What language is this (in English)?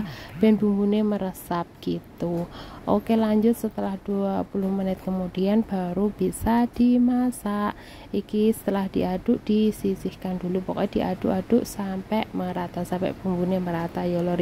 Indonesian